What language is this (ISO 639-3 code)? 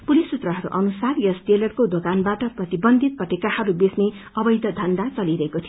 nep